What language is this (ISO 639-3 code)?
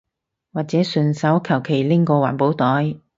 yue